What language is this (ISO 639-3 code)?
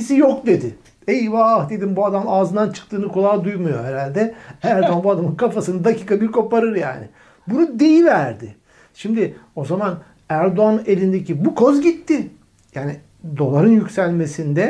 tur